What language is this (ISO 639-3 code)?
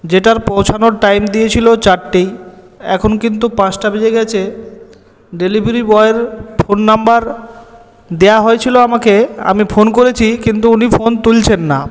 ben